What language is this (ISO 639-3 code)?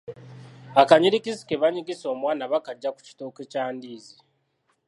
lug